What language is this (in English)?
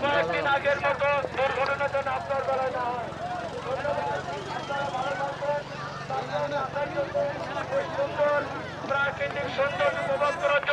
Bangla